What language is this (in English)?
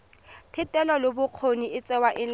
Tswana